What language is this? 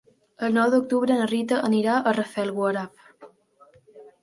Catalan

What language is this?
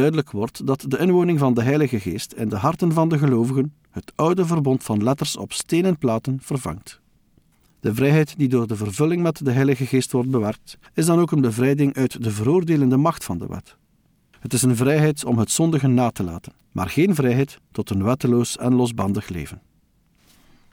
Dutch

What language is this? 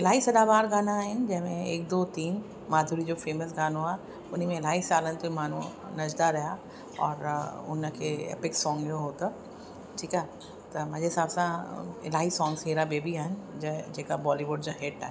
Sindhi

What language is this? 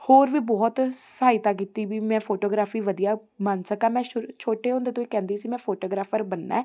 Punjabi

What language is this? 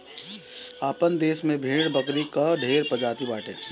Bhojpuri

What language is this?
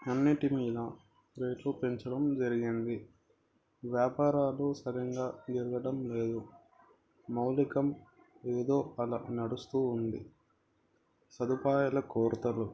Telugu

